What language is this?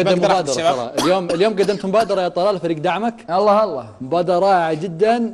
Arabic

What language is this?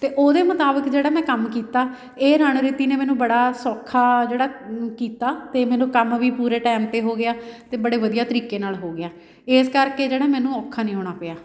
Punjabi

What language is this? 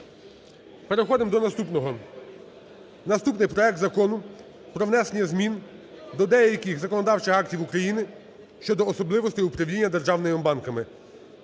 Ukrainian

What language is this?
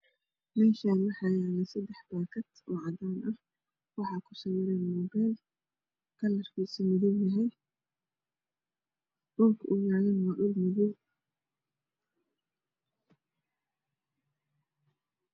Somali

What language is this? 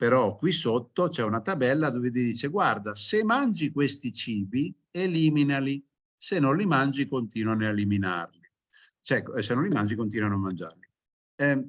Italian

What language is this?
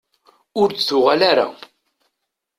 Kabyle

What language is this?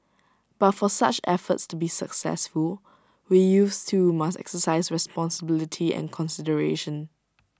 English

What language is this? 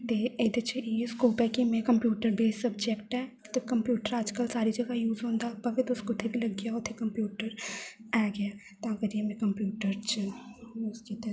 Dogri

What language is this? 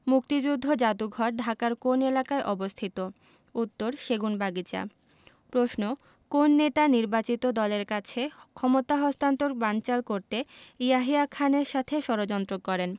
Bangla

